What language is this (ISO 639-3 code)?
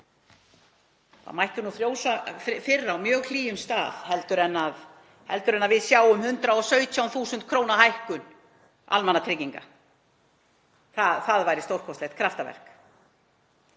isl